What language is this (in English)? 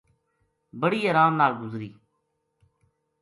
Gujari